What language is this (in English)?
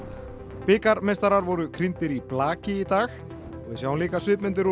Icelandic